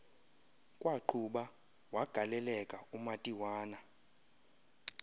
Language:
Xhosa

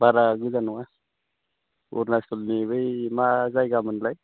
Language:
Bodo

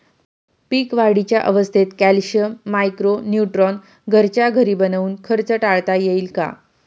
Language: Marathi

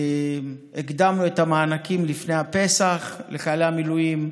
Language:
Hebrew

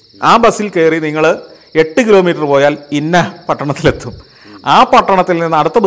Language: Malayalam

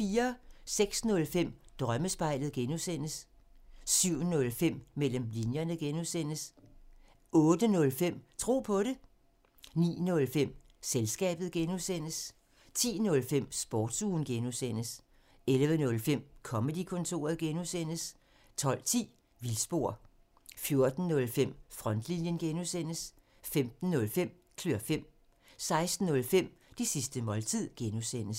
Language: Danish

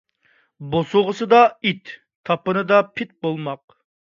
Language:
Uyghur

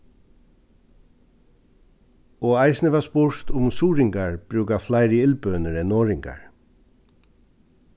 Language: Faroese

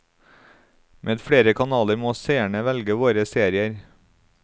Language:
Norwegian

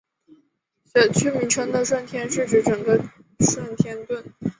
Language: Chinese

